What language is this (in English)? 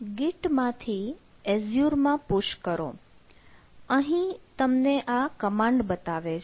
Gujarati